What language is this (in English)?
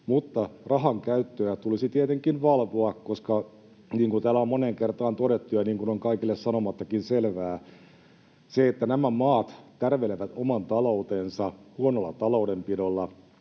Finnish